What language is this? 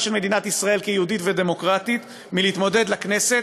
Hebrew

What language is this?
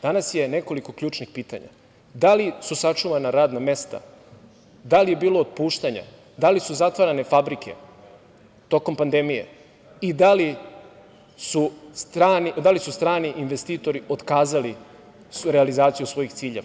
Serbian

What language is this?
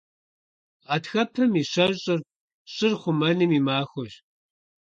Kabardian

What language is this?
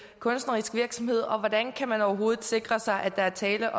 Danish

